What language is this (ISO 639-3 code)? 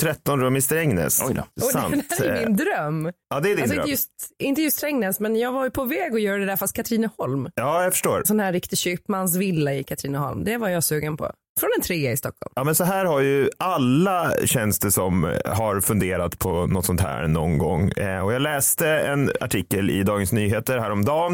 swe